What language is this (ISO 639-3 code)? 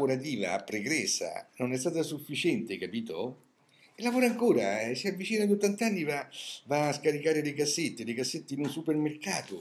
ita